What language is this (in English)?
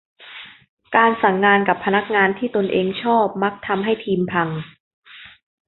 Thai